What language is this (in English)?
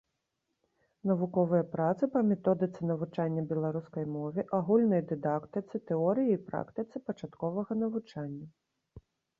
Belarusian